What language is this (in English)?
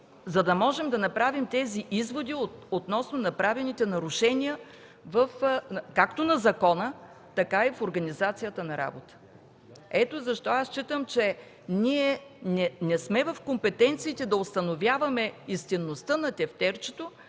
Bulgarian